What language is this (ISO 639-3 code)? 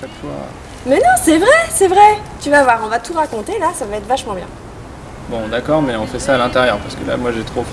fra